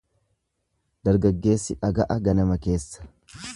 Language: Oromo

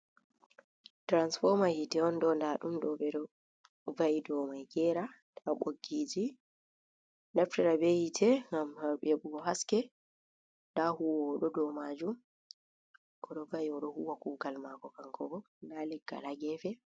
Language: Fula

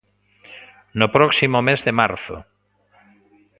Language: Galician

